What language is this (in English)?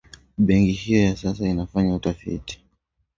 Swahili